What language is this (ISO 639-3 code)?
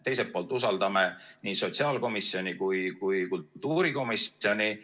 est